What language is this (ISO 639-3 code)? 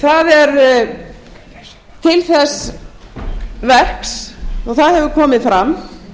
isl